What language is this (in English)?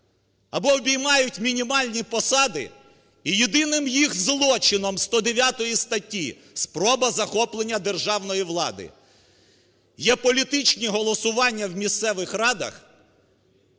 Ukrainian